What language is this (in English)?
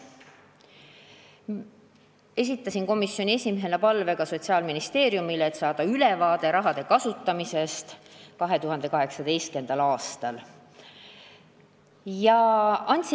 Estonian